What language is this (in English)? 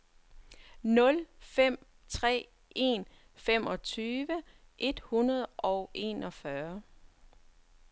Danish